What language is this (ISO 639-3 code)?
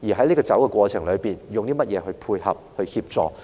yue